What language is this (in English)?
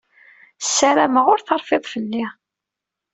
Kabyle